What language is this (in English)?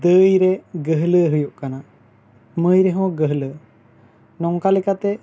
Santali